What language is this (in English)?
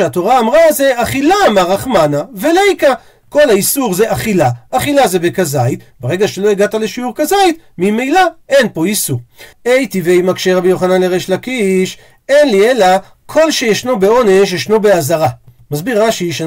Hebrew